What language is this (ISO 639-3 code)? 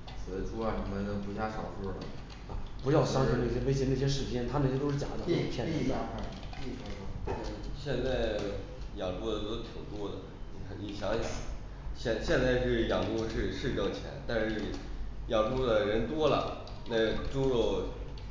zho